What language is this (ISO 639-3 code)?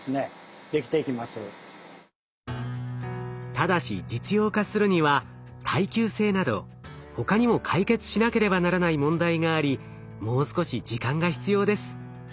jpn